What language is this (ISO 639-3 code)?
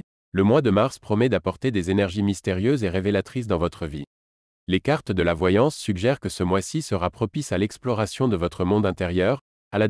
fra